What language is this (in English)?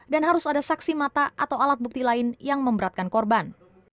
Indonesian